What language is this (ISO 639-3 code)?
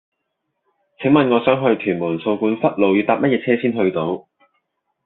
yue